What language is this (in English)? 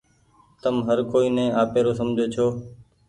Goaria